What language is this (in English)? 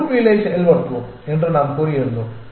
Tamil